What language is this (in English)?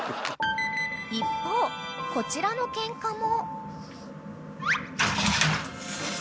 Japanese